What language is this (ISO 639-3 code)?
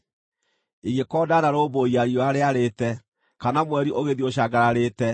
kik